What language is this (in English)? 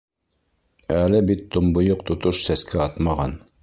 Bashkir